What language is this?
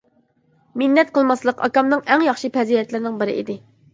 Uyghur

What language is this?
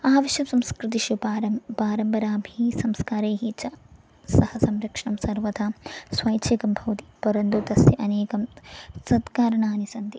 Sanskrit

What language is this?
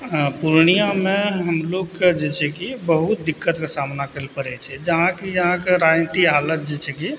Maithili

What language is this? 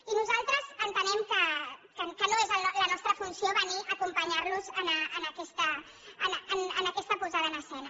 Catalan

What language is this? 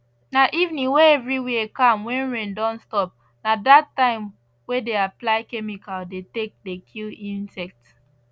Nigerian Pidgin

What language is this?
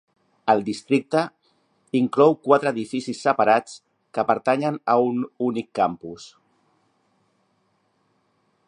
Catalan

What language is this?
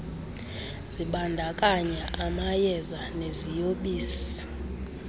Xhosa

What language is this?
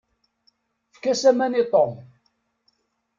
Kabyle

